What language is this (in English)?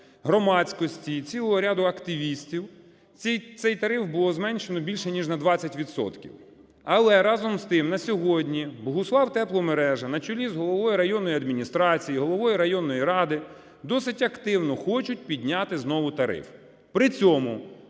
Ukrainian